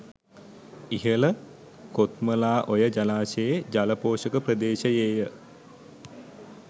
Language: Sinhala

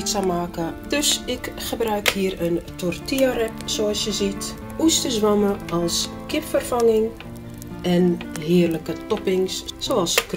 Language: Dutch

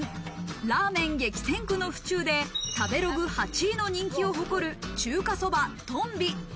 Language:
Japanese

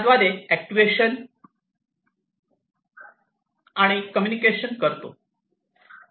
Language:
Marathi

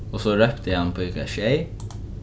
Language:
Faroese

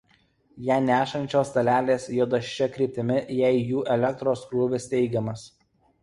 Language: Lithuanian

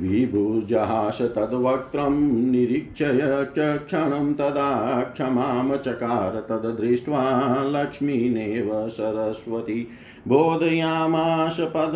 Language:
Hindi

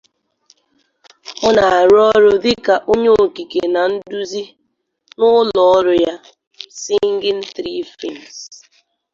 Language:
Igbo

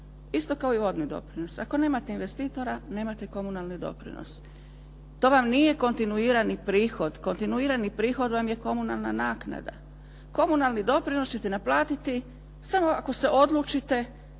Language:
Croatian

